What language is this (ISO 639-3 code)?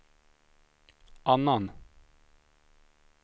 swe